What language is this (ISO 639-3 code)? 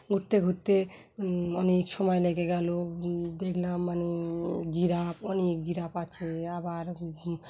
ben